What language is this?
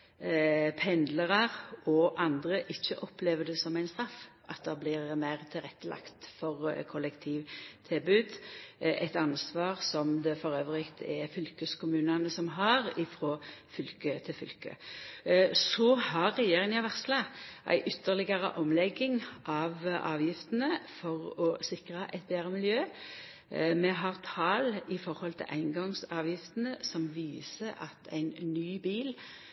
Norwegian Nynorsk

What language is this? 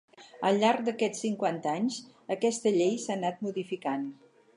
Catalan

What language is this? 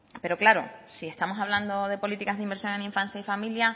Spanish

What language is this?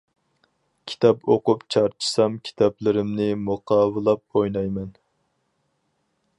Uyghur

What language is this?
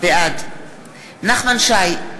Hebrew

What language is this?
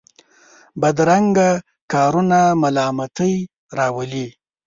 Pashto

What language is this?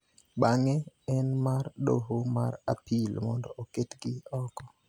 Luo (Kenya and Tanzania)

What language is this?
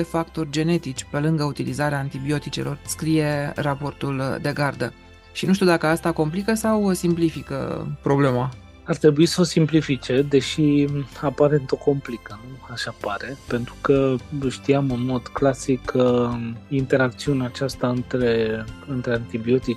Romanian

